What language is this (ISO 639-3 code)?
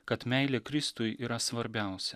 lit